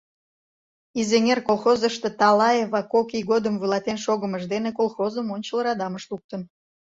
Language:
Mari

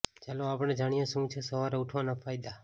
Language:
Gujarati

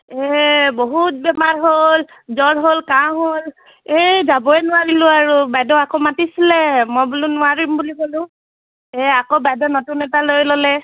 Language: Assamese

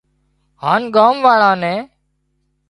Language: Wadiyara Koli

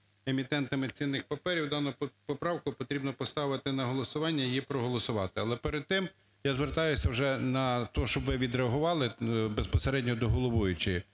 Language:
Ukrainian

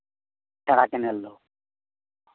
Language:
Santali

